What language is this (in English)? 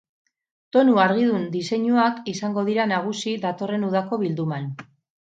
Basque